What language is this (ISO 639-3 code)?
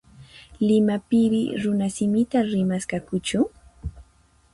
qxp